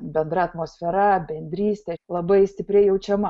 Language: Lithuanian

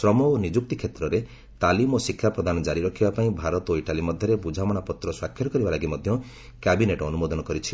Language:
Odia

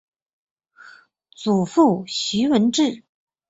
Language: Chinese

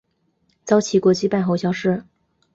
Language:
Chinese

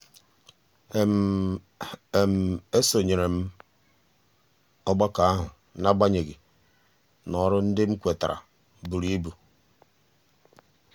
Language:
Igbo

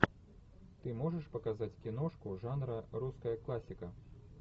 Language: Russian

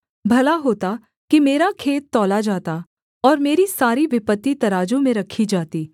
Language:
Hindi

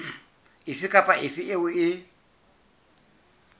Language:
Southern Sotho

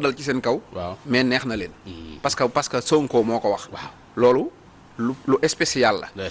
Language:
Indonesian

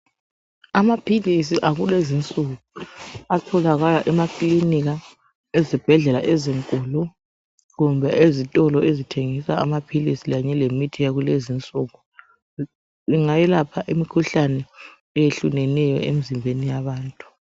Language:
North Ndebele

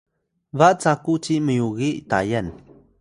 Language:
Atayal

